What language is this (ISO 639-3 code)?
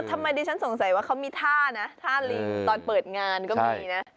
tha